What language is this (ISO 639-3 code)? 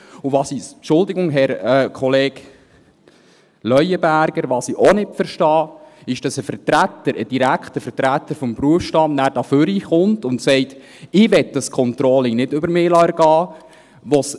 gsw